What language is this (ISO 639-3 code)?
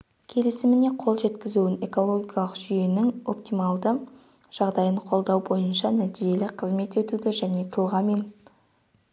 kaz